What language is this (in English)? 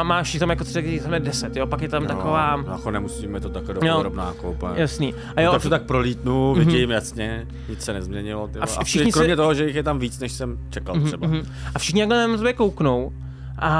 Czech